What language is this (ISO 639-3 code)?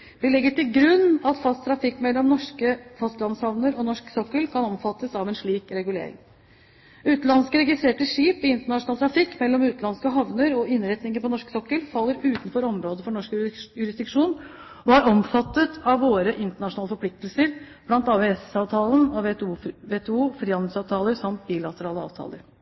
nob